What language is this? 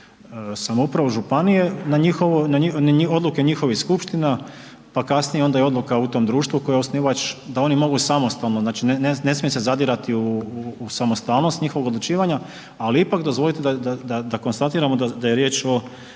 Croatian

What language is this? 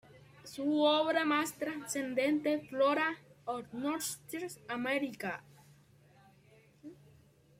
Spanish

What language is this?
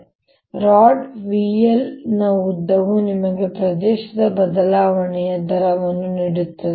Kannada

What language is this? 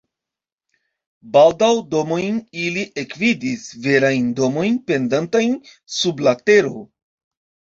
Esperanto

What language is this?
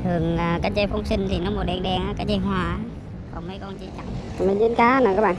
Vietnamese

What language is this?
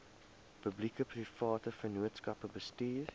Afrikaans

